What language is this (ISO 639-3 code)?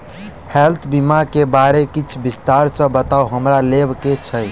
mai